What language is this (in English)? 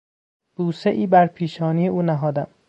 Persian